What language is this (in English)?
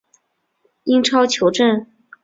Chinese